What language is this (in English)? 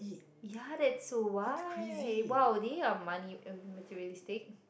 English